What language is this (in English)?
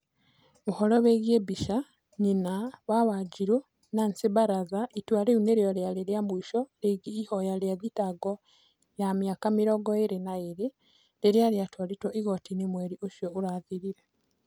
Kikuyu